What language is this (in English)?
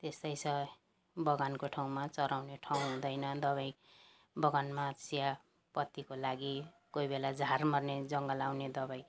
Nepali